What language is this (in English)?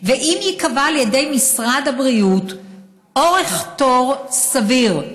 Hebrew